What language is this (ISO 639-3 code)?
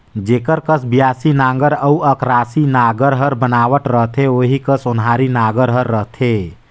hne